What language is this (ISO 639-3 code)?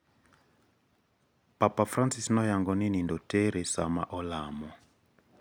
luo